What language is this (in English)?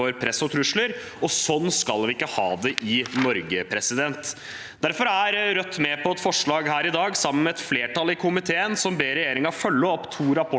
Norwegian